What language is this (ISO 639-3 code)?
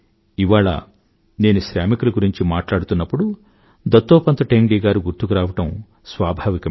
tel